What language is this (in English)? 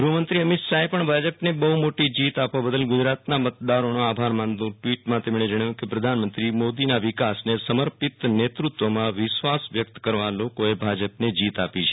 Gujarati